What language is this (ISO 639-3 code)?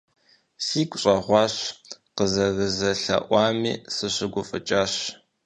kbd